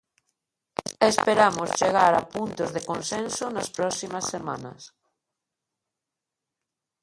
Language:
Galician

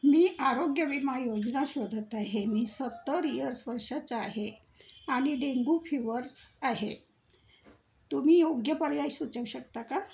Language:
Marathi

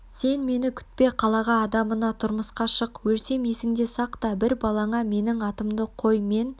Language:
Kazakh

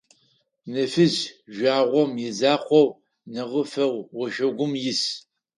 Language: Adyghe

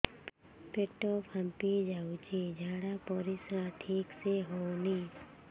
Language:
Odia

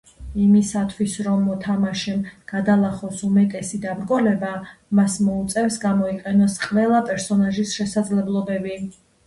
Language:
Georgian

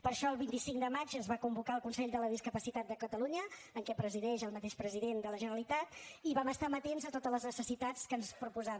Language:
Catalan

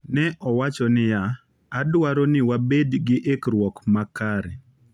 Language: Luo (Kenya and Tanzania)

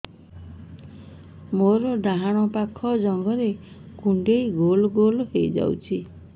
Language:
Odia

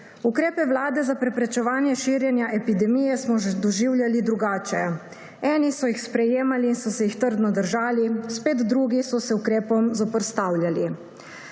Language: Slovenian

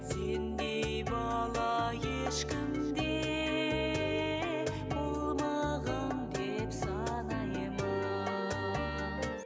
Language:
Kazakh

